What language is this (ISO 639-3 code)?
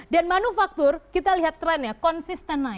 ind